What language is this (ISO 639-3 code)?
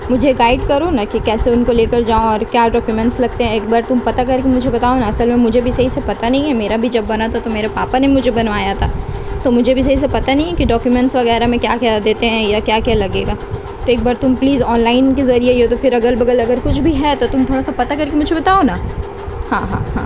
urd